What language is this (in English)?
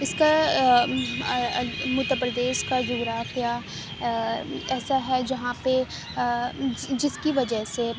Urdu